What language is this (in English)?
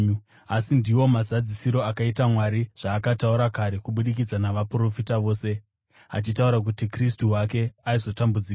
Shona